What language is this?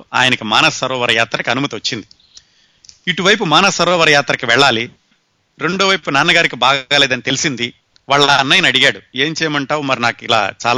Telugu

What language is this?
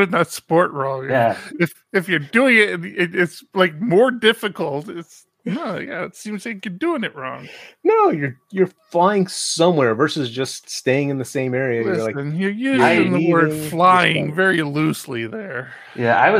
English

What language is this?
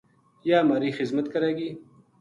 Gujari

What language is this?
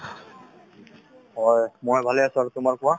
Assamese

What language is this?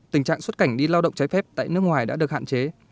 Vietnamese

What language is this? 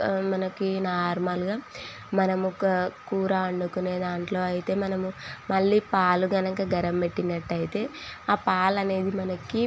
Telugu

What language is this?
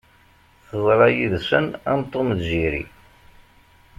Kabyle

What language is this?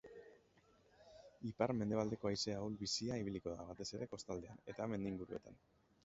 Basque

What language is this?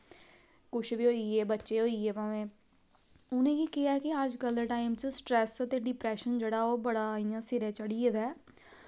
Dogri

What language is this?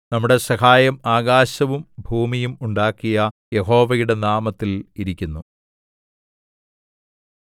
Malayalam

